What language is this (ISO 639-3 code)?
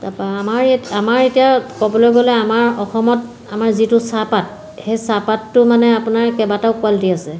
asm